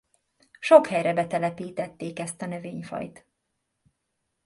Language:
Hungarian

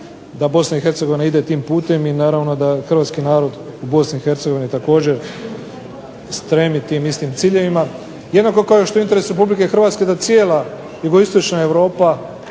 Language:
Croatian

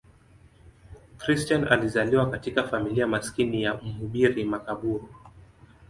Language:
Swahili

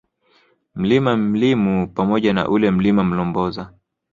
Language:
Swahili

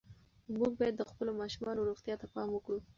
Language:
Pashto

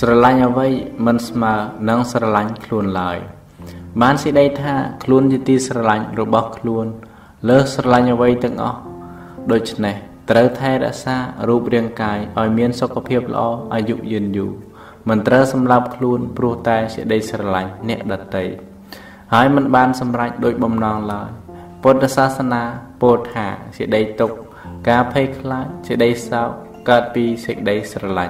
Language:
Thai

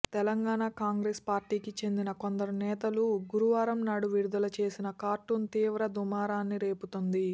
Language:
Telugu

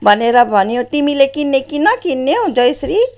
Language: Nepali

